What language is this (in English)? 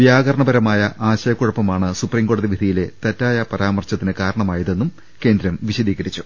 Malayalam